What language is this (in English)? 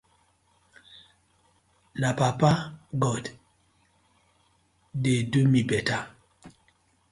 Nigerian Pidgin